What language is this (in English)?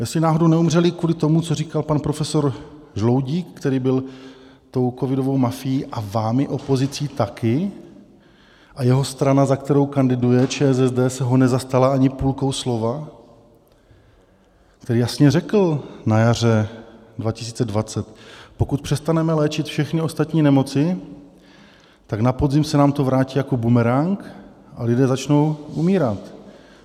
Czech